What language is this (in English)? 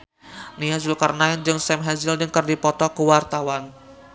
Sundanese